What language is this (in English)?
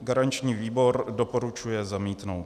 Czech